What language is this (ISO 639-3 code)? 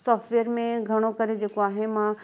snd